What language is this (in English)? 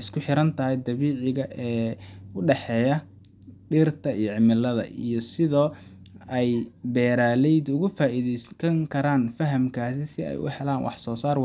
Somali